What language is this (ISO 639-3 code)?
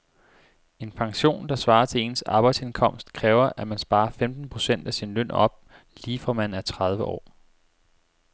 dan